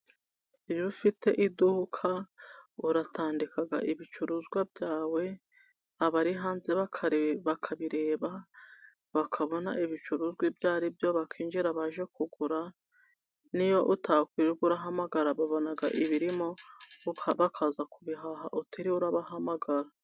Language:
Kinyarwanda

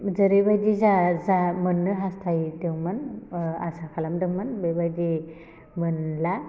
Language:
Bodo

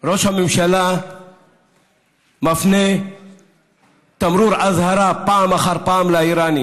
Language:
Hebrew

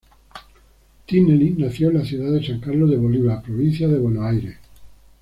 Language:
Spanish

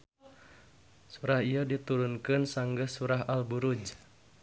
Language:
Sundanese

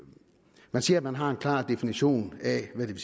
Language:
Danish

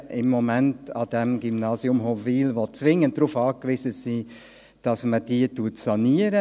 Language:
Swiss German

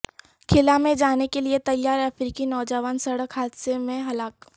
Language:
Urdu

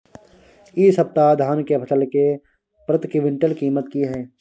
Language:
Maithili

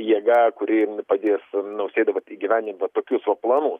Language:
Lithuanian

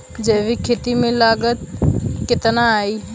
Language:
Bhojpuri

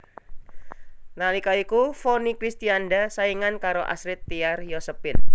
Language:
Javanese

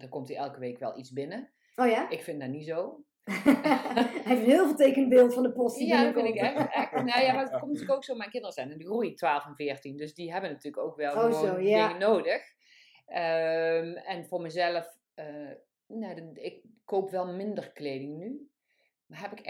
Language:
Dutch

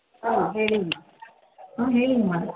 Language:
Kannada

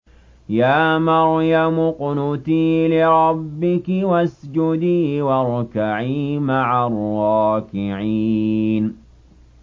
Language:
Arabic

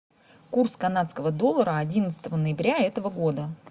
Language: Russian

